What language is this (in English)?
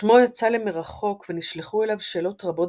Hebrew